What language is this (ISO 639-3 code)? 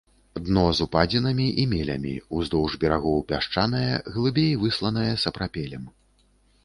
bel